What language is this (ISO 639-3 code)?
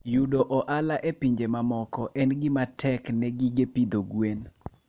luo